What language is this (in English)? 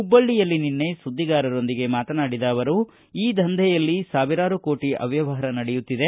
Kannada